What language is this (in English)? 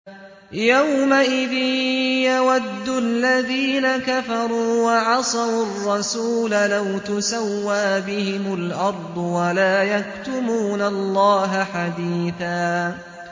Arabic